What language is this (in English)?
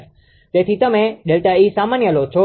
Gujarati